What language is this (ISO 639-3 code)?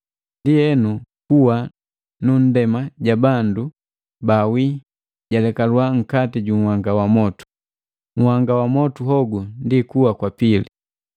mgv